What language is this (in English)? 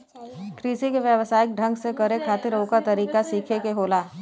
Bhojpuri